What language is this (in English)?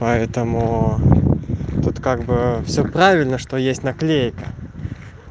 Russian